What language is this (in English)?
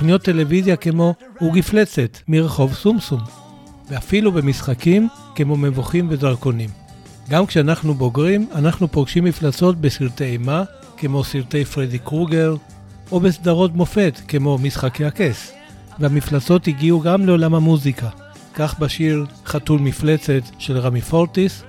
Hebrew